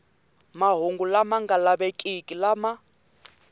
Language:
Tsonga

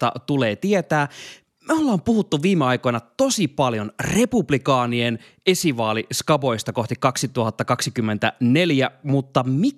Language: Finnish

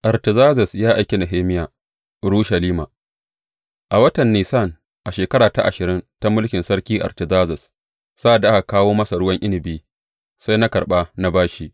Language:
Hausa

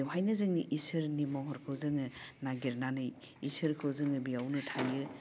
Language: Bodo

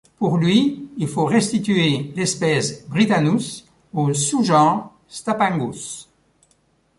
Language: French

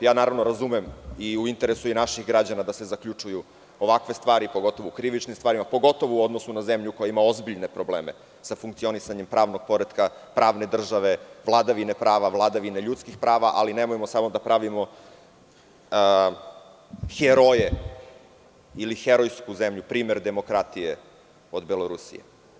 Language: Serbian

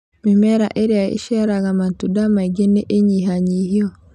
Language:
Kikuyu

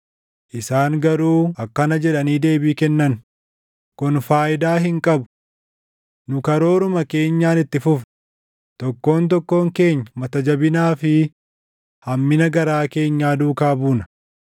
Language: Oromo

